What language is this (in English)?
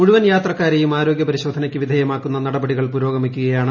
Malayalam